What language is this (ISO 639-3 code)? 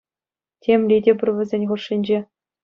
chv